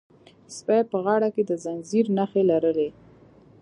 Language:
Pashto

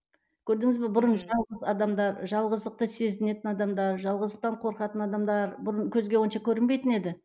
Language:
Kazakh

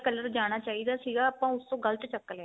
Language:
Punjabi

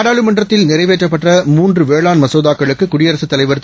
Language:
Tamil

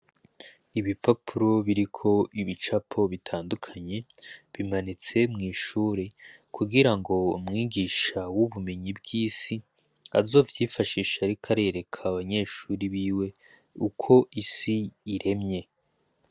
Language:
Rundi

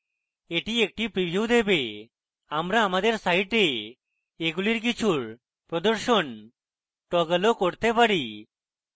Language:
Bangla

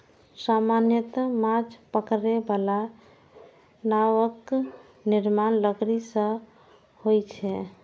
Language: Maithili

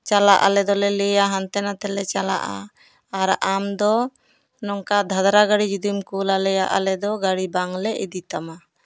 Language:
Santali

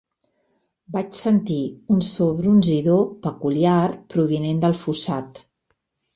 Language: Catalan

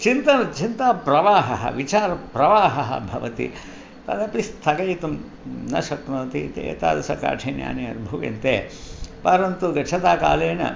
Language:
Sanskrit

